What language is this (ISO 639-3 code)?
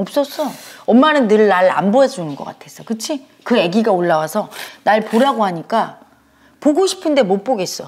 kor